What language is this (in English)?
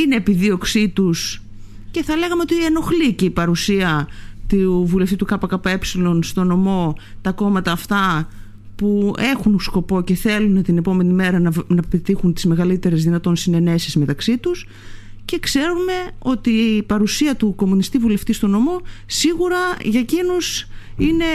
Greek